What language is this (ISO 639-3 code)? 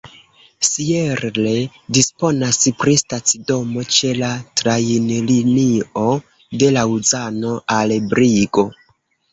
epo